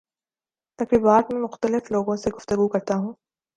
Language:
Urdu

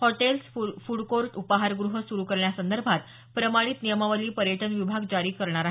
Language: Marathi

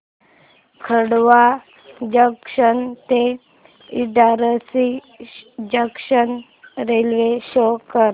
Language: Marathi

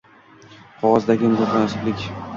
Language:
Uzbek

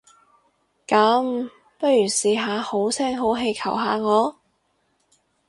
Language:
Cantonese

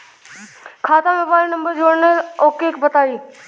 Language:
Bhojpuri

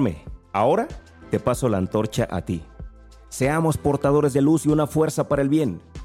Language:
Spanish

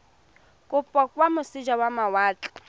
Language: Tswana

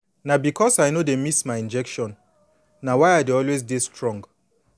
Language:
Nigerian Pidgin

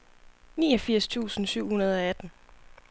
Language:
Danish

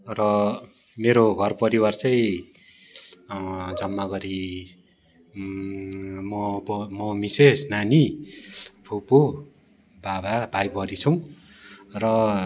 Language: Nepali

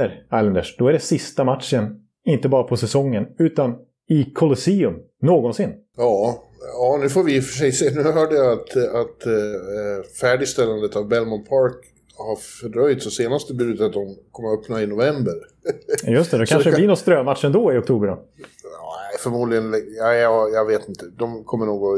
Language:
Swedish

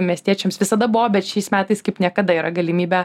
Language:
Lithuanian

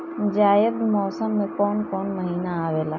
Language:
Bhojpuri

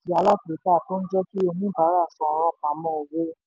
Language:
Yoruba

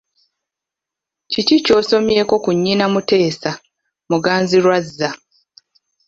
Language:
Ganda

